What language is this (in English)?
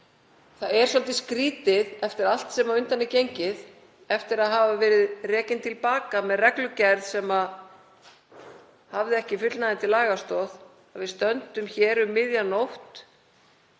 Icelandic